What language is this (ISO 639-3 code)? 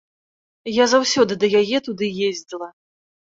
bel